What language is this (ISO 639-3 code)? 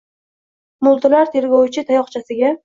uzb